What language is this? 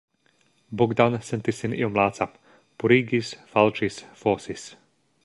Esperanto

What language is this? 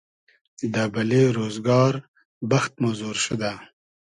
Hazaragi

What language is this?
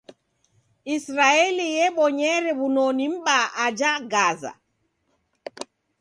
Taita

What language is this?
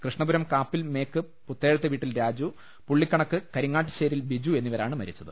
Malayalam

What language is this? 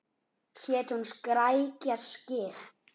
Icelandic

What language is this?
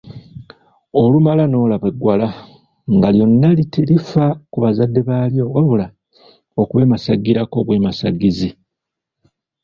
Ganda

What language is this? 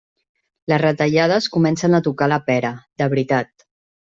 Catalan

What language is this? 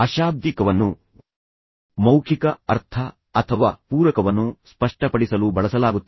Kannada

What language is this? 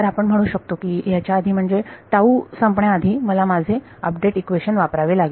Marathi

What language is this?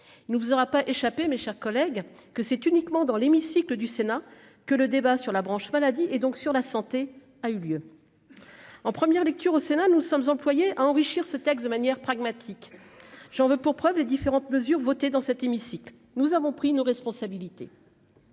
French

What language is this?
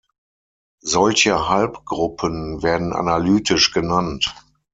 German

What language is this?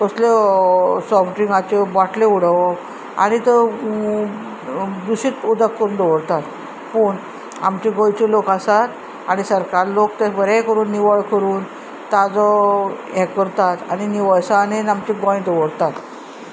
Konkani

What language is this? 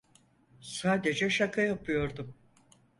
Turkish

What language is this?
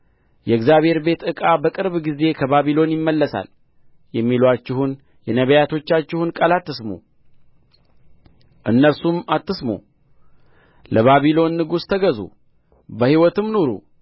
Amharic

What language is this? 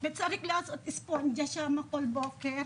Hebrew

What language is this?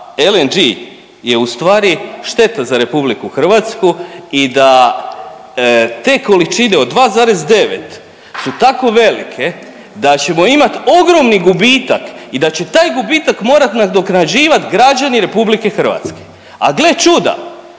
Croatian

